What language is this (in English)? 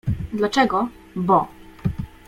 Polish